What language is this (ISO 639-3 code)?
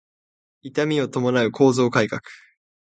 jpn